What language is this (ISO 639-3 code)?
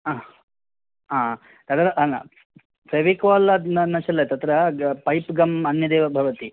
san